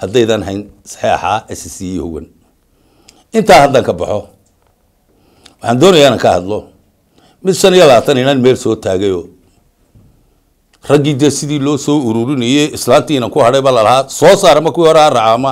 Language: Arabic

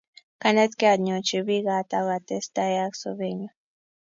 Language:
Kalenjin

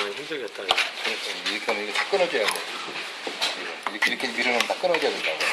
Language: Korean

